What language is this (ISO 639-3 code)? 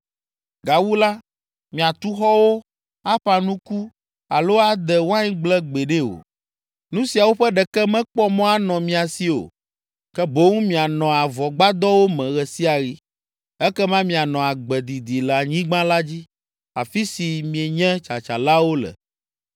ewe